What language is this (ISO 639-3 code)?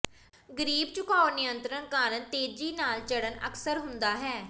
pan